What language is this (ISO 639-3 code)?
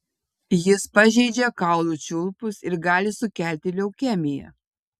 lit